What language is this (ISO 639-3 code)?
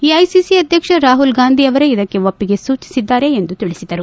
kan